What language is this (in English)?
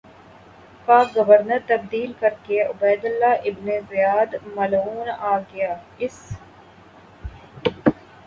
Urdu